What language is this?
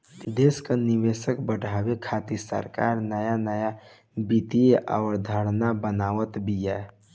Bhojpuri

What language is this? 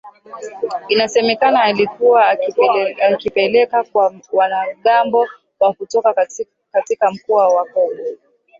Swahili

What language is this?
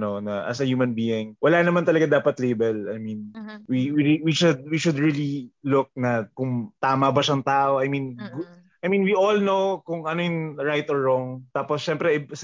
Filipino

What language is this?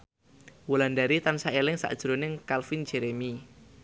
Javanese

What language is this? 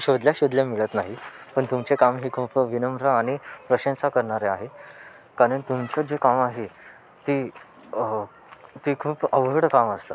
Marathi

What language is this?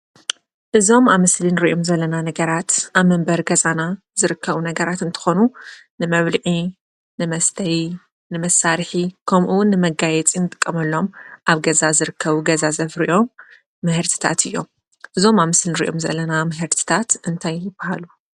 Tigrinya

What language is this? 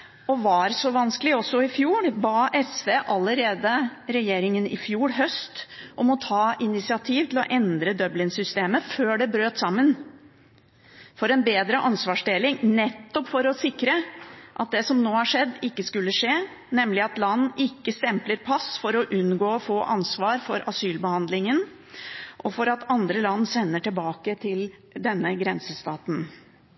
Norwegian Bokmål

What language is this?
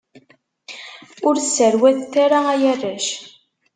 Kabyle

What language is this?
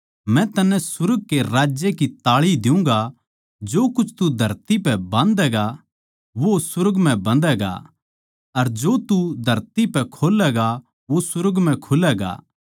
Haryanvi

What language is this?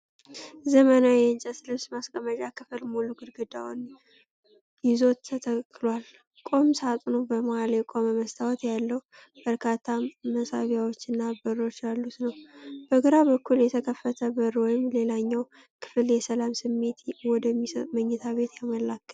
Amharic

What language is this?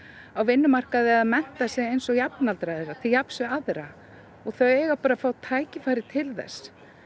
Icelandic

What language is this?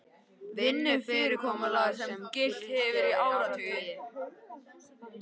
Icelandic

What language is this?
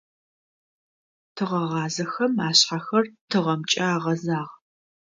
Adyghe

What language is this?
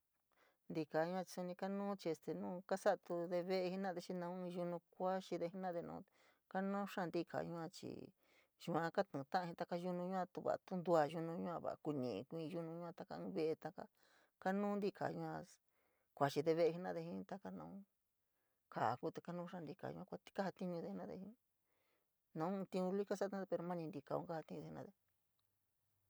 San Miguel El Grande Mixtec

